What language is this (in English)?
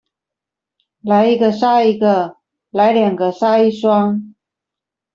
Chinese